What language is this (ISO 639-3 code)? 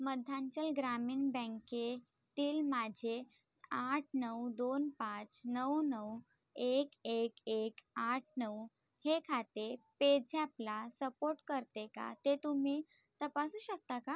mar